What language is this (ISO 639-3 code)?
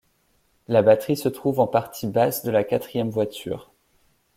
fra